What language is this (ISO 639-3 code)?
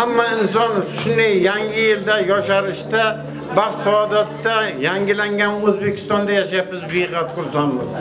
tur